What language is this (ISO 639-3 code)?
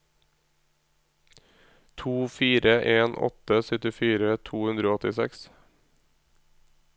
nor